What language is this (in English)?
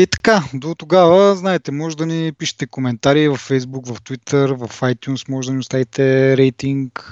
Bulgarian